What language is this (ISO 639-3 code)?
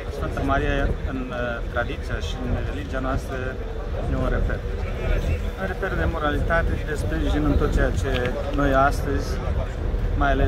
ron